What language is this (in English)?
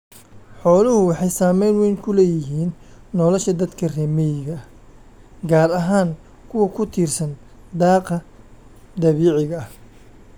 Somali